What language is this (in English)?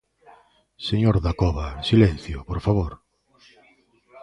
Galician